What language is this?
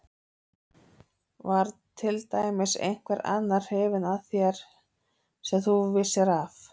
Icelandic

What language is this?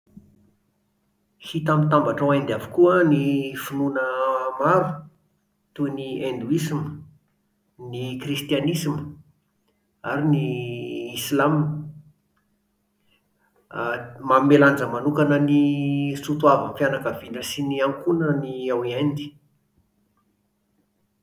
Malagasy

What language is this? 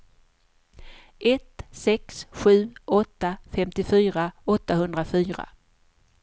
Swedish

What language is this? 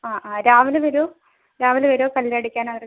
Malayalam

